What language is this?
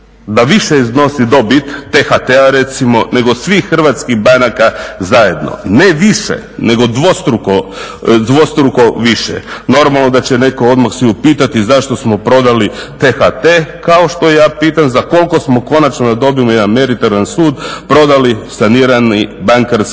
Croatian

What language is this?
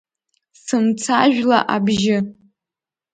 Abkhazian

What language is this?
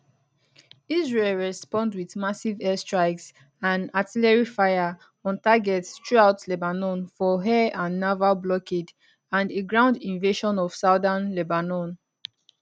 Nigerian Pidgin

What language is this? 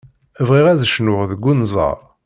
Kabyle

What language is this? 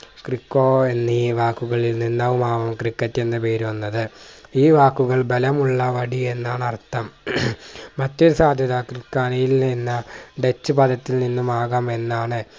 Malayalam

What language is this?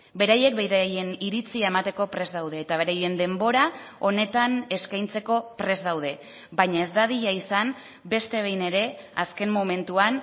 Basque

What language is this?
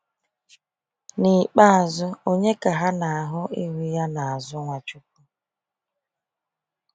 Igbo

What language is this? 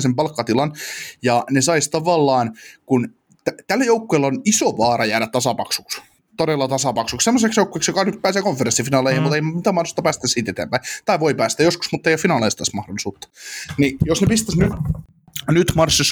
Finnish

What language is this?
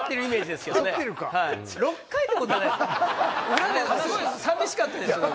Japanese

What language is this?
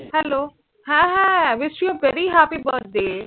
Bangla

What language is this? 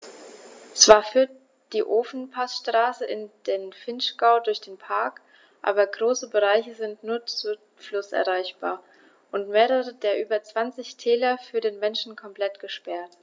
German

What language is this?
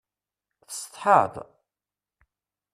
Kabyle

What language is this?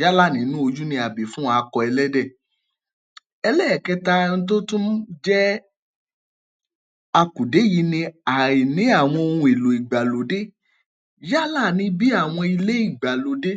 Yoruba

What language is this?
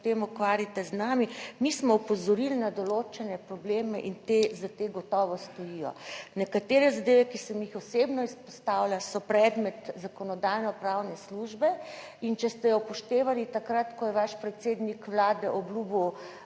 Slovenian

